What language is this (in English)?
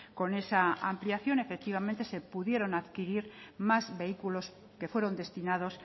Spanish